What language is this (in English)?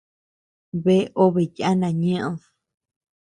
Tepeuxila Cuicatec